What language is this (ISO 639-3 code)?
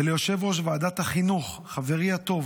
heb